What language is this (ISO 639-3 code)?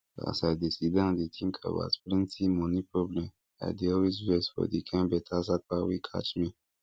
pcm